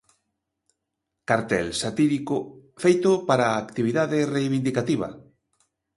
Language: Galician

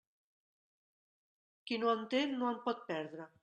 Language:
Catalan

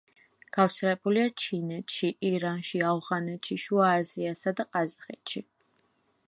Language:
Georgian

